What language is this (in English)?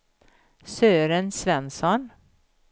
Swedish